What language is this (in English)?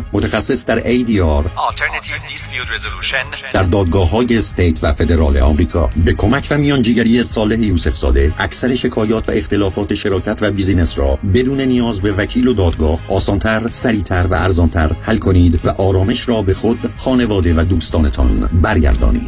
Persian